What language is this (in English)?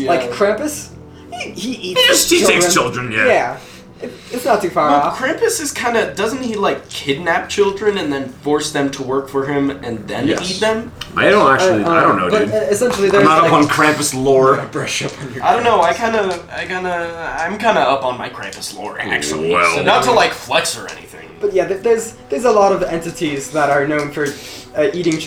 English